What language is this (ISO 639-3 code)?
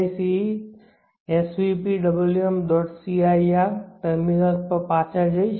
guj